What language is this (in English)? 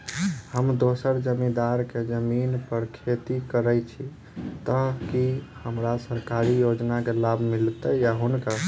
Maithili